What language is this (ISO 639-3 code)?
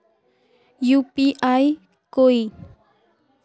mag